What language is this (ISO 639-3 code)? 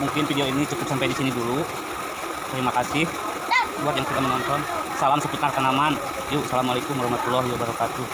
ind